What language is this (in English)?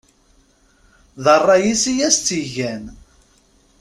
Kabyle